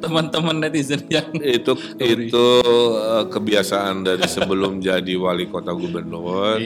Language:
Indonesian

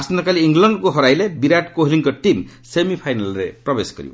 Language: Odia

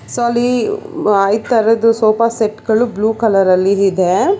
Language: Kannada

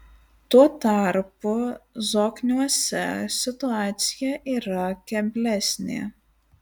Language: Lithuanian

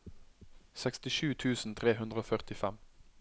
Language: Norwegian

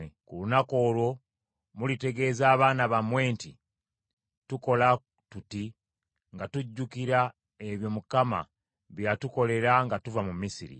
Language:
Ganda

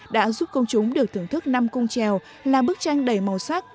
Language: Vietnamese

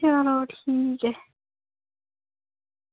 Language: Dogri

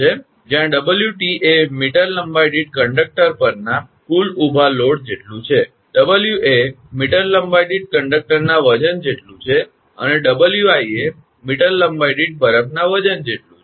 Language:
Gujarati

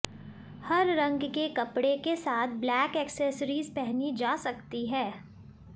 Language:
Hindi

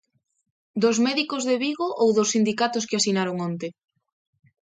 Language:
Galician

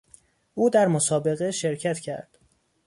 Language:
Persian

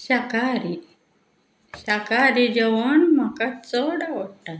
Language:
Konkani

